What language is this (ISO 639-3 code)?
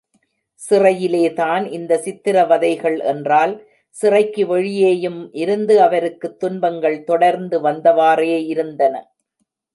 tam